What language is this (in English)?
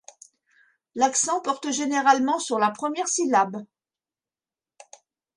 French